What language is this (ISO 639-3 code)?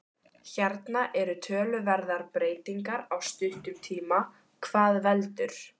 isl